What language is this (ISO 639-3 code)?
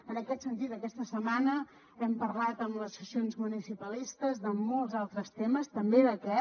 cat